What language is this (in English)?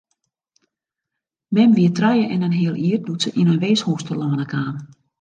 Western Frisian